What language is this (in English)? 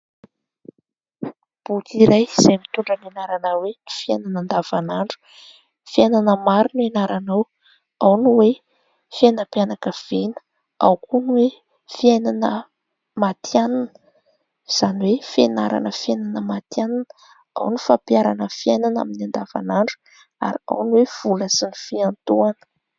Malagasy